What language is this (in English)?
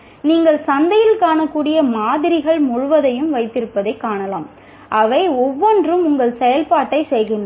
Tamil